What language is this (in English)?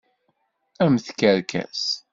Kabyle